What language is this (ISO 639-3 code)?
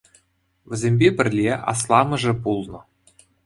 chv